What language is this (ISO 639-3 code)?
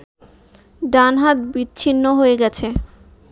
ben